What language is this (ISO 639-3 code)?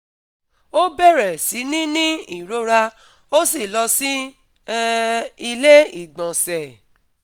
yor